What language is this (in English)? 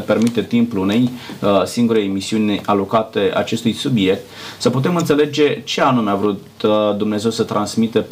Romanian